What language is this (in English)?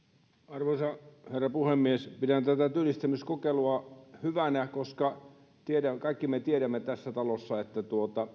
Finnish